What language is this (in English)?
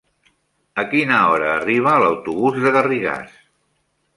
Catalan